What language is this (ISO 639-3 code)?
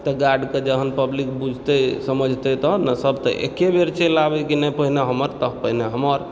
mai